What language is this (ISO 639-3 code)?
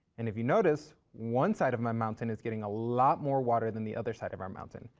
eng